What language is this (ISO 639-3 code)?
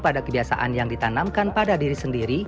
ind